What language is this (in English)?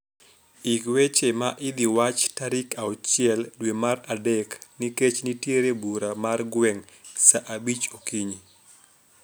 Luo (Kenya and Tanzania)